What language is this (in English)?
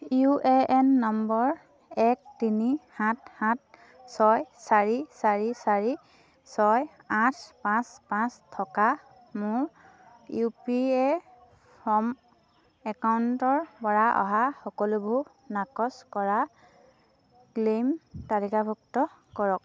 Assamese